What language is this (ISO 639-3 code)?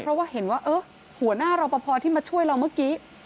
tha